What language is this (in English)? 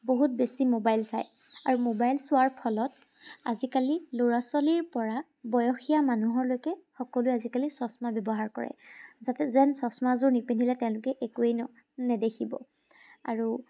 Assamese